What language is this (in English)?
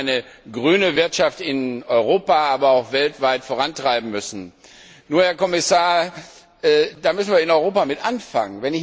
German